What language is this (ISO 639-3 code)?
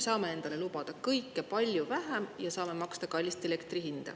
est